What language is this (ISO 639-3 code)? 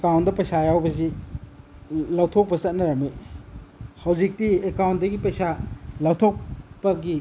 mni